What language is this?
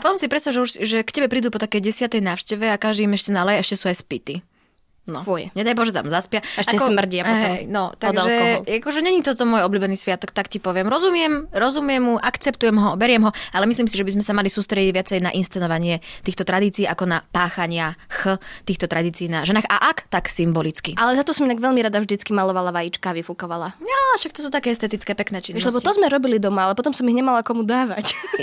Slovak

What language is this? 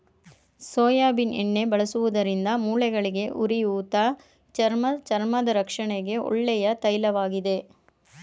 Kannada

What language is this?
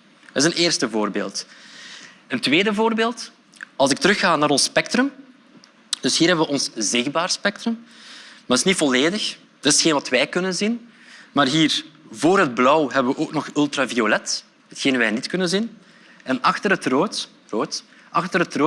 Dutch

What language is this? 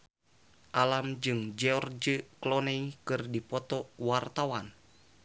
Sundanese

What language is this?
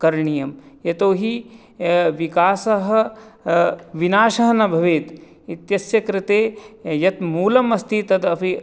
Sanskrit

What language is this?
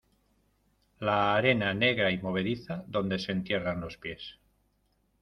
Spanish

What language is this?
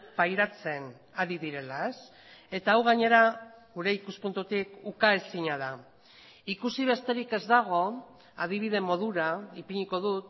Basque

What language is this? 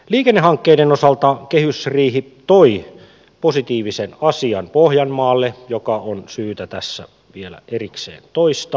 Finnish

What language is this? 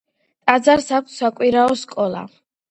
Georgian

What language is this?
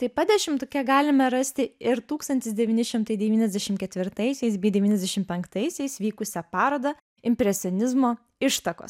Lithuanian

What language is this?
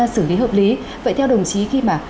Vietnamese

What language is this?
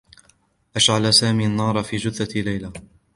Arabic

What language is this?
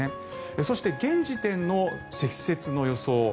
Japanese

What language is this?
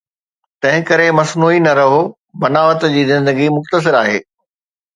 Sindhi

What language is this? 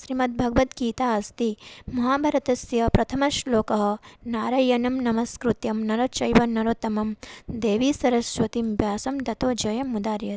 Sanskrit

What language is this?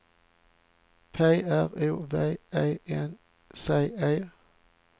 Swedish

